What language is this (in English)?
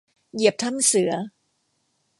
Thai